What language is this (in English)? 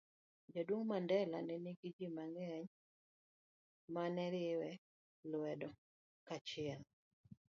Luo (Kenya and Tanzania)